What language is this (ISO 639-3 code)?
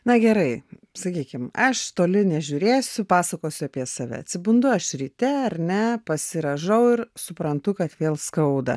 lit